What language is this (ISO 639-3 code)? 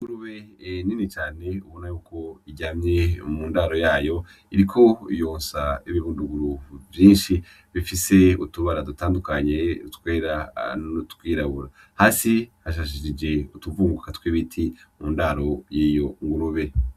run